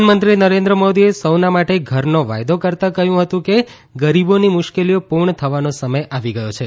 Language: Gujarati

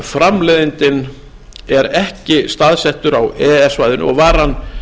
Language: Icelandic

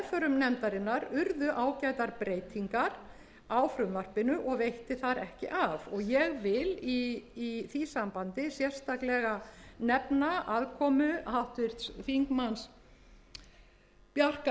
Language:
Icelandic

